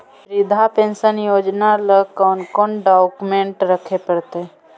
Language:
Magahi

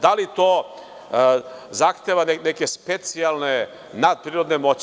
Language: Serbian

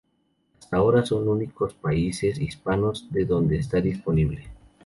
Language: Spanish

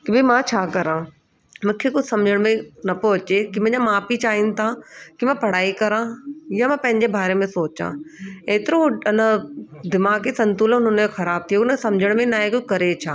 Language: Sindhi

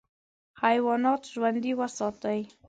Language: Pashto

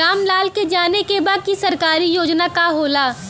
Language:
Bhojpuri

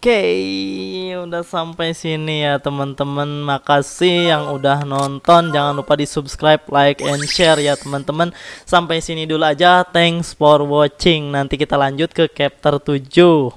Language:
Indonesian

